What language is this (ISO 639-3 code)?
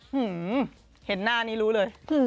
tha